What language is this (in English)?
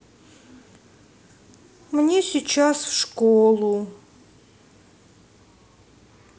Russian